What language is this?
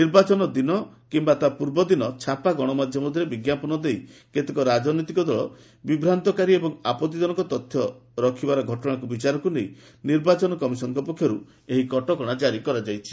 Odia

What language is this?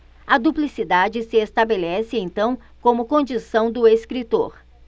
Portuguese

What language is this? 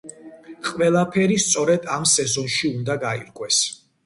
Georgian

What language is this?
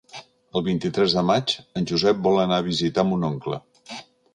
Catalan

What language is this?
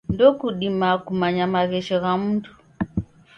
Taita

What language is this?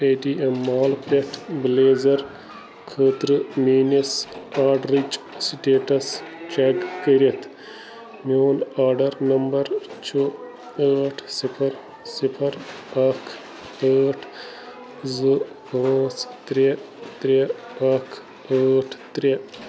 Kashmiri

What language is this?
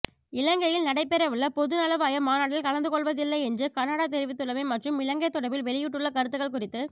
Tamil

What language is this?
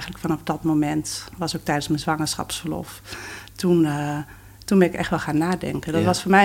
Dutch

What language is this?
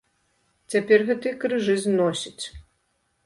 Belarusian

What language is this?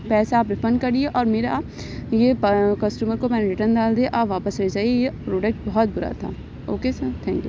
Urdu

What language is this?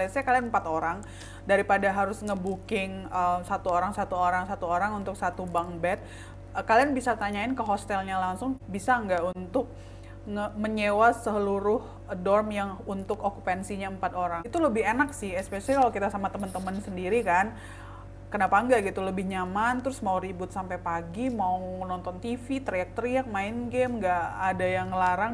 Indonesian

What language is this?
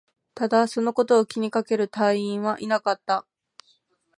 Japanese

